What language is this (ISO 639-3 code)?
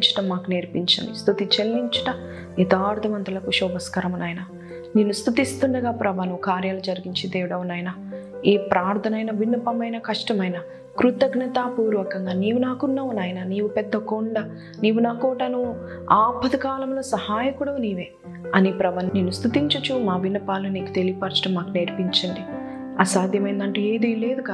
tel